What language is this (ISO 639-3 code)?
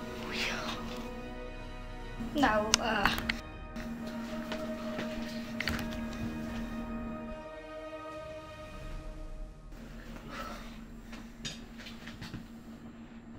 nld